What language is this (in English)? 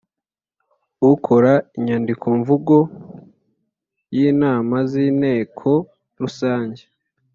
Kinyarwanda